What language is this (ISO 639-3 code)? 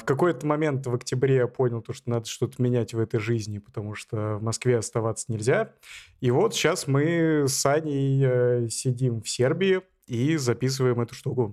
rus